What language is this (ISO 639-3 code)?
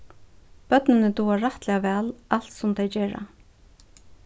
fao